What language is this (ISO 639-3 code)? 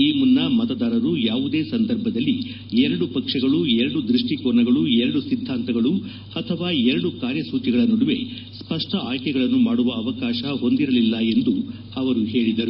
kan